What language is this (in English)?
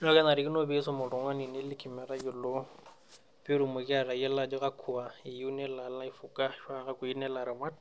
Masai